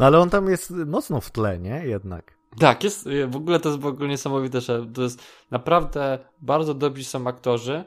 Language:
Polish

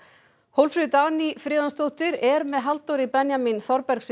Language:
Icelandic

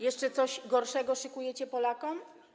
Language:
Polish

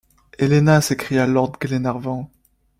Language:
French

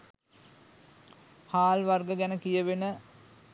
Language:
Sinhala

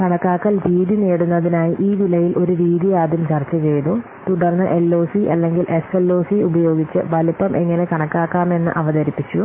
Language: Malayalam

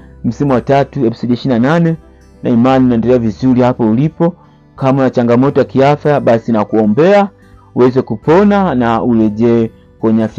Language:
Swahili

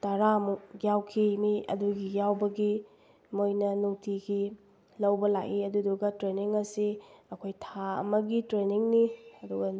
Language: Manipuri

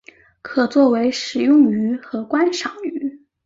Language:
Chinese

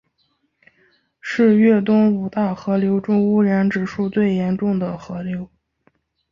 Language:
Chinese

